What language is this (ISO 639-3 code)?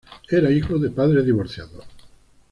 spa